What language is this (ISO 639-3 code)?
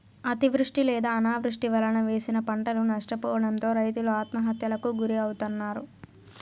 tel